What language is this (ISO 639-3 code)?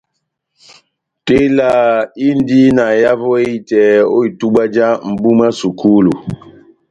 bnm